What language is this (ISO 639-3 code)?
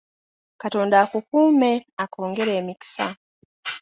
lug